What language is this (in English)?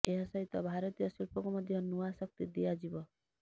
Odia